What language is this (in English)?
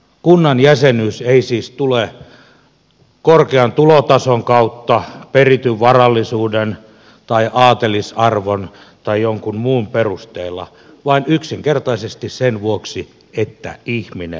Finnish